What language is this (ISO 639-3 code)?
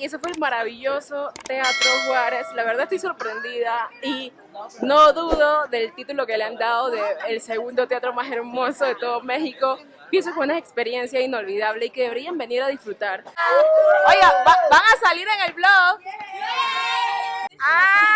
spa